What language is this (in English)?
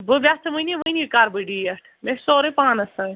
Kashmiri